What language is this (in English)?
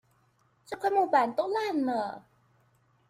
Chinese